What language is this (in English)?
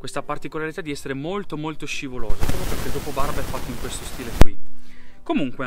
Italian